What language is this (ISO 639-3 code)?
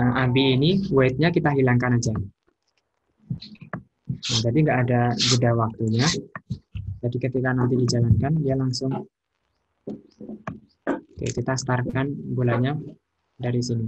ind